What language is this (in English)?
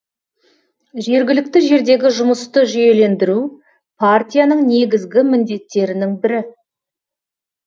Kazakh